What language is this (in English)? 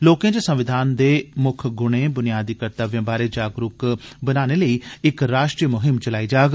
Dogri